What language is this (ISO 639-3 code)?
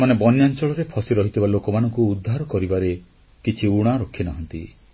ori